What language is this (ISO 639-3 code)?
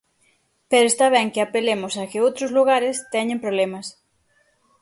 glg